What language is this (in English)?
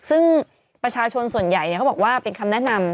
Thai